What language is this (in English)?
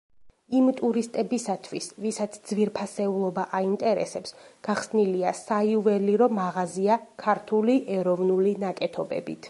Georgian